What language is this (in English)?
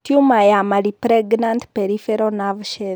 Kikuyu